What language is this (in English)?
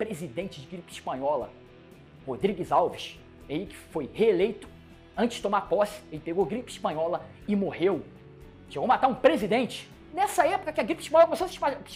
Portuguese